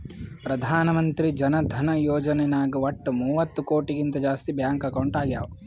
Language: Kannada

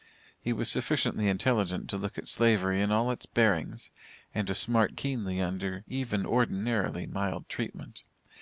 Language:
English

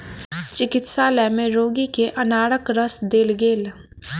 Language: Maithili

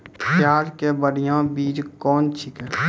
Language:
Maithili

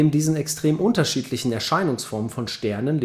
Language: German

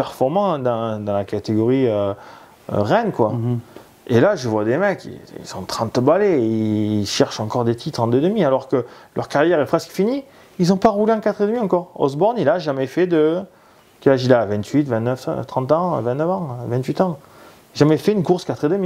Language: French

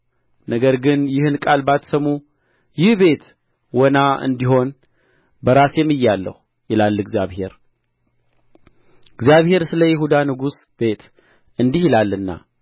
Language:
Amharic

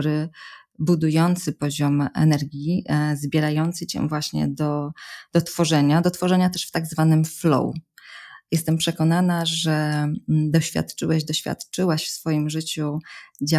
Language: Polish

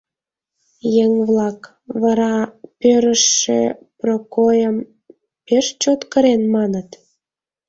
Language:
Mari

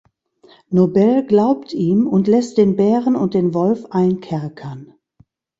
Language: German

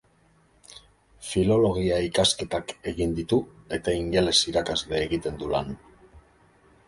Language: Basque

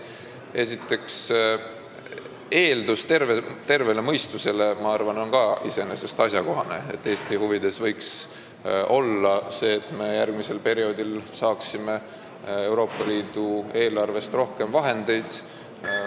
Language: Estonian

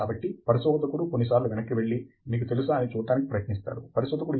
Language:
Telugu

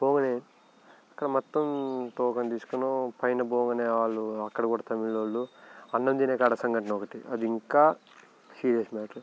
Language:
Telugu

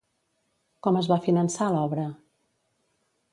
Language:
Catalan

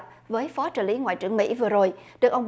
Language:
Vietnamese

